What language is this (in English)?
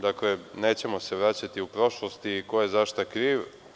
Serbian